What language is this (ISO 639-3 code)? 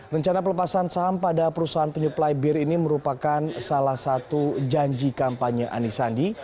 ind